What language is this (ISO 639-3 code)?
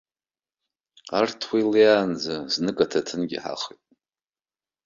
abk